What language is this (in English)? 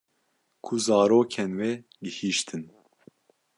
Kurdish